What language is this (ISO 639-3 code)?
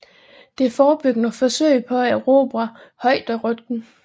dan